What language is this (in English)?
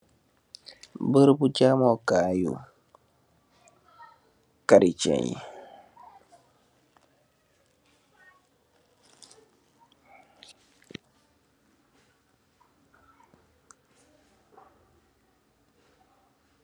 Wolof